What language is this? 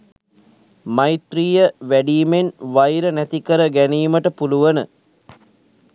Sinhala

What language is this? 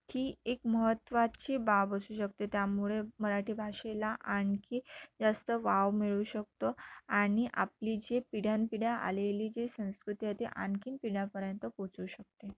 Marathi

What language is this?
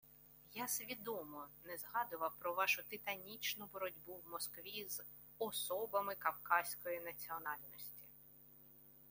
Ukrainian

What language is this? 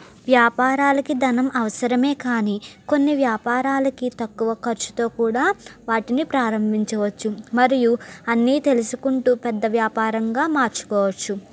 Telugu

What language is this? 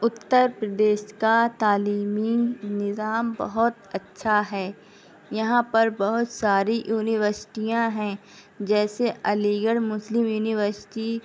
Urdu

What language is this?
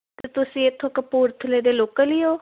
Punjabi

